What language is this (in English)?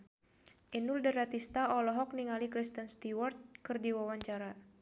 Sundanese